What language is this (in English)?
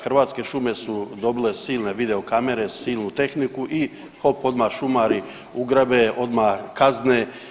Croatian